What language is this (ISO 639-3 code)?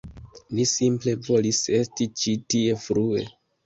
epo